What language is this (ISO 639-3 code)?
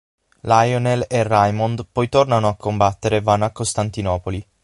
ita